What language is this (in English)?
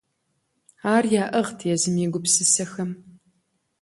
Kabardian